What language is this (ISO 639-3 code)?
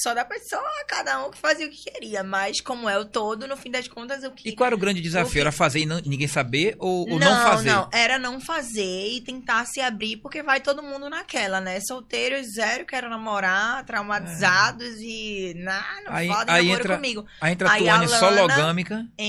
por